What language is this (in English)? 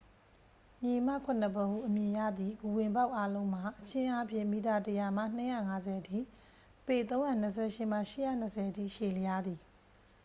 Burmese